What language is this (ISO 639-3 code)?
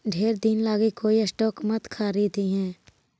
mag